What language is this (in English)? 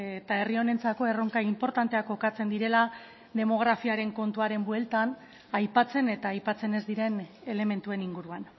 Basque